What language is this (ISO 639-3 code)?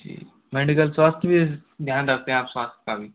hin